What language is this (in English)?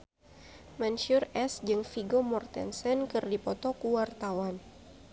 Sundanese